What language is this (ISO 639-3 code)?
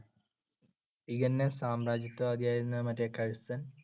mal